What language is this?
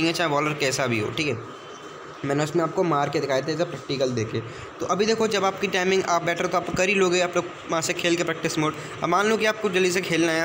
Hindi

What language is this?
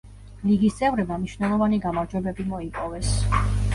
Georgian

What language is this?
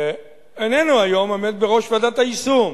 Hebrew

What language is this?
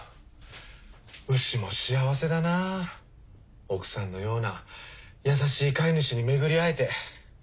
Japanese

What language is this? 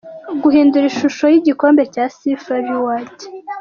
Kinyarwanda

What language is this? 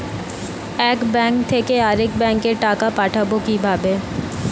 Bangla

